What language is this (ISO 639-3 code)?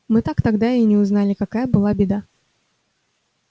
rus